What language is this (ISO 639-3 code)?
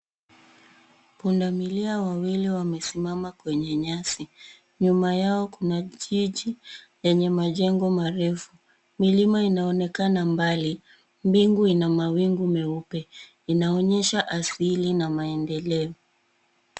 swa